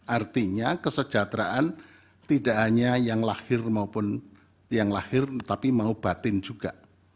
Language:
Indonesian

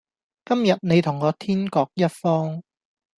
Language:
Cantonese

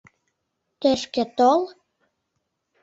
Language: Mari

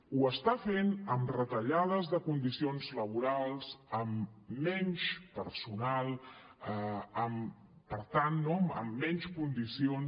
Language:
Catalan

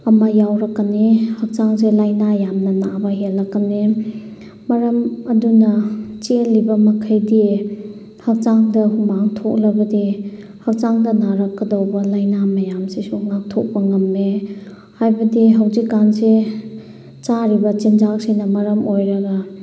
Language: Manipuri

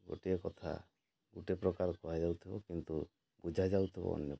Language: Odia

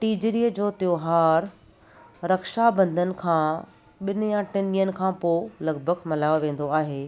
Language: Sindhi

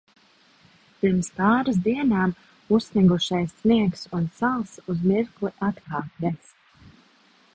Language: Latvian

